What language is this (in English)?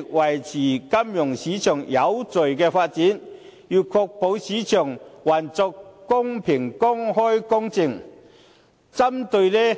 Cantonese